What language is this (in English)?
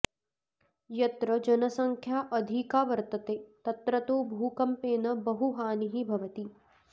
Sanskrit